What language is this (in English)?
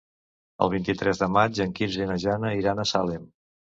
Catalan